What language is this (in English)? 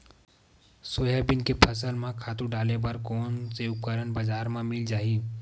Chhattisgarhi